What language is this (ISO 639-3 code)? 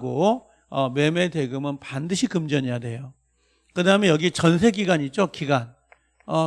kor